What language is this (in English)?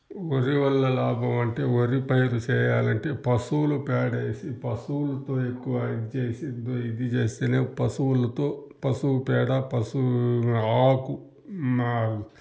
Telugu